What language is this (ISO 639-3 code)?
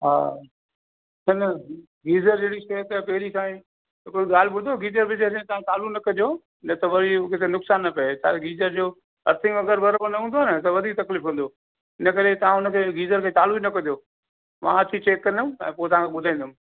snd